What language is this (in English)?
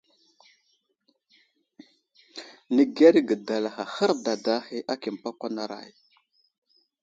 Wuzlam